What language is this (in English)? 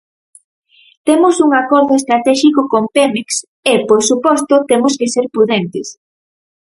Galician